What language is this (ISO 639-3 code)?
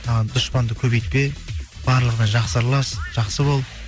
kaz